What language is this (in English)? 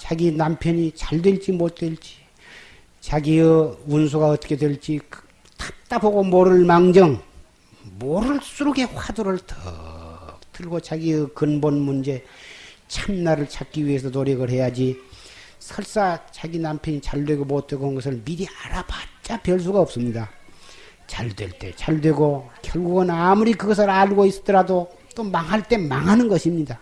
Korean